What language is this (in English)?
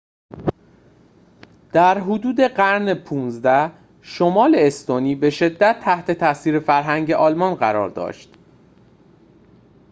Persian